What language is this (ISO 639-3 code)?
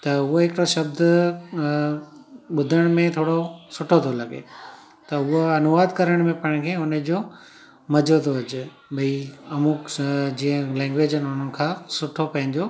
snd